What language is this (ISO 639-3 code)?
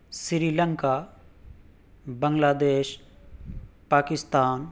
urd